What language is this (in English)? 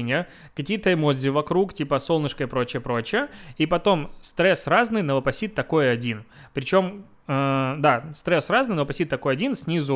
Russian